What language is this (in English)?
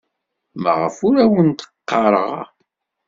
Kabyle